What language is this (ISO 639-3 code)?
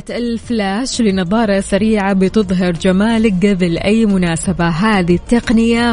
ara